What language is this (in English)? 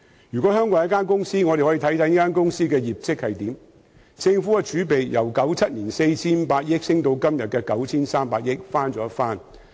Cantonese